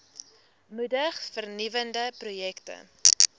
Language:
Afrikaans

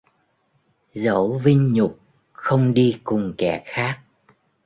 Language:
Vietnamese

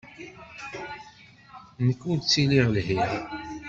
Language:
Kabyle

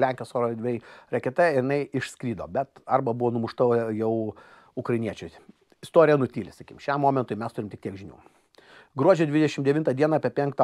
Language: Lithuanian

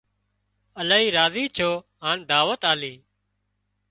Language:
Wadiyara Koli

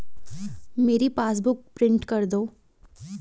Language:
Hindi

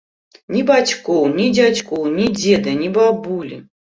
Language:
Belarusian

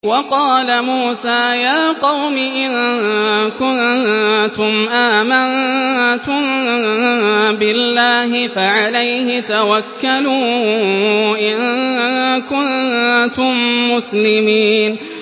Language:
Arabic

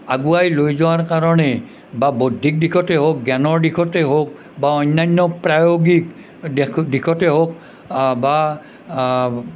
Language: Assamese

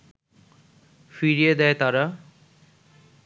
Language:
Bangla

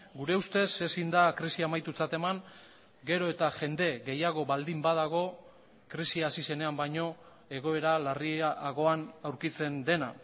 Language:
Basque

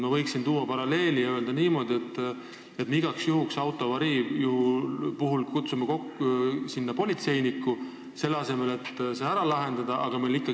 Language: Estonian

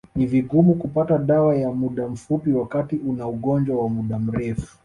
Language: Swahili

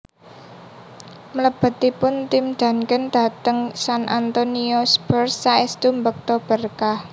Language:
Javanese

